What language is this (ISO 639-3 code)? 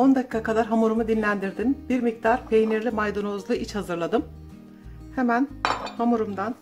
tur